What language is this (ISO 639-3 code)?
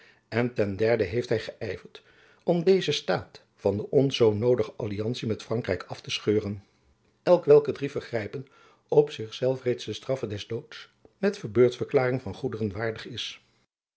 nld